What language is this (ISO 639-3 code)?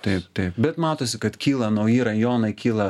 lit